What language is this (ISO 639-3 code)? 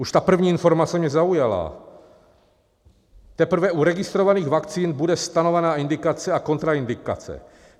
ces